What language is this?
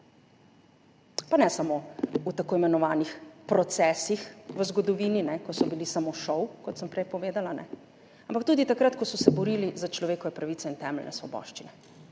Slovenian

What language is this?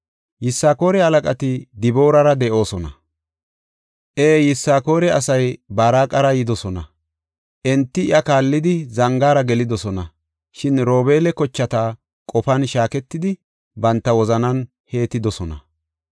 Gofa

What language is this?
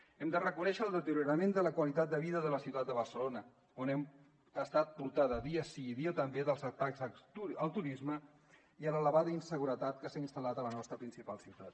Catalan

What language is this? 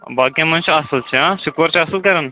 Kashmiri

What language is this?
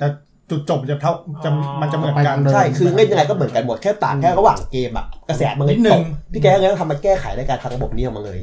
Thai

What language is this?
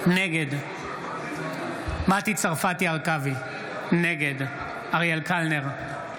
Hebrew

